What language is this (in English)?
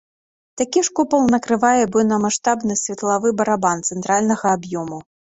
Belarusian